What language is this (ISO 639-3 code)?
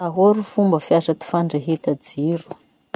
msh